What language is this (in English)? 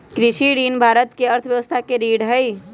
Magahi